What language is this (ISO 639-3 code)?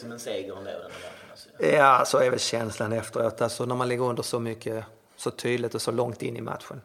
swe